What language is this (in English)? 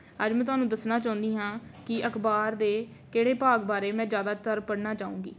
Punjabi